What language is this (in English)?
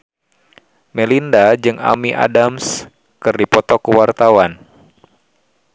Sundanese